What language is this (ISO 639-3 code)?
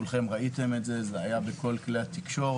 heb